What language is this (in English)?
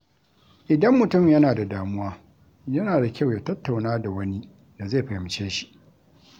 Hausa